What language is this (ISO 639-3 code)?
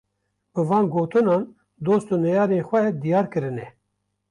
kur